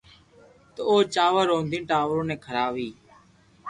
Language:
Loarki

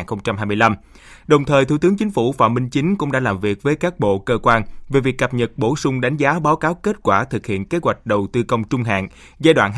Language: Vietnamese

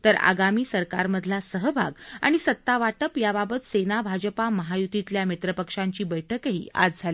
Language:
Marathi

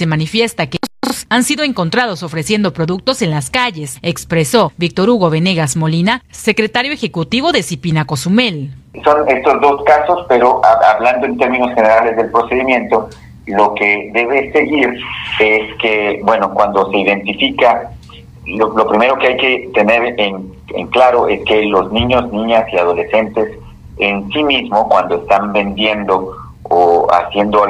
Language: Spanish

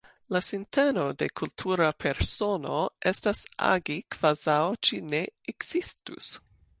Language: Esperanto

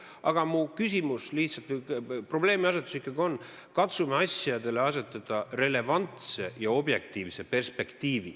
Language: Estonian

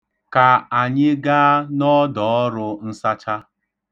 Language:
Igbo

